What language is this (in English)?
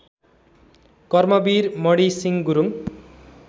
Nepali